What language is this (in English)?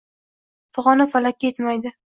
Uzbek